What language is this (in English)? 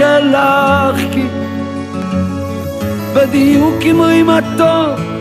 Hebrew